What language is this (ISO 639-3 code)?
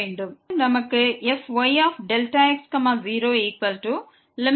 tam